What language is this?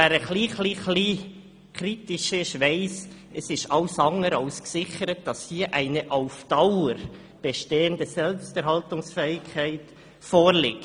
Swiss German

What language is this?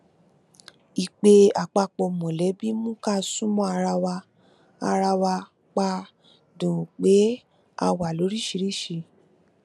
Yoruba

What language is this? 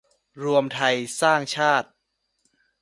Thai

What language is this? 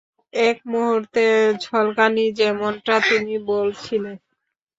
Bangla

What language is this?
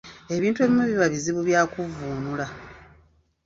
Ganda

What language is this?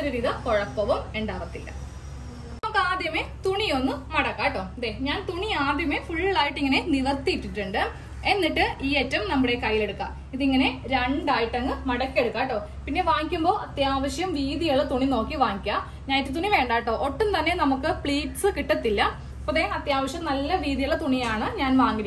Hindi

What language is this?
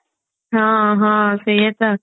Odia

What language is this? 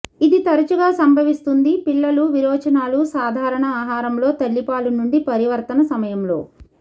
Telugu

